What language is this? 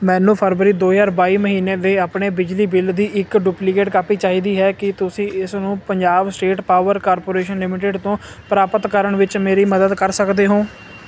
Punjabi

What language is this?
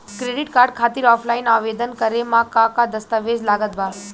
Bhojpuri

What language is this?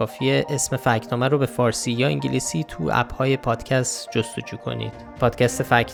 Persian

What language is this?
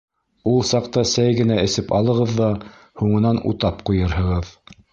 Bashkir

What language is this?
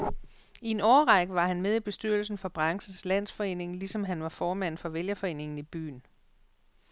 Danish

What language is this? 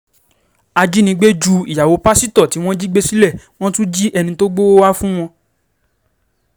Yoruba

